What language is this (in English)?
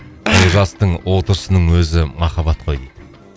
Kazakh